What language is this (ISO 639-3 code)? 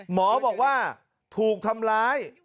tha